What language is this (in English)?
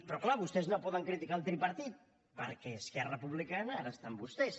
Catalan